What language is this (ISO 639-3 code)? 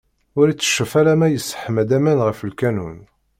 kab